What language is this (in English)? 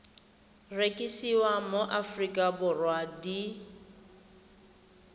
Tswana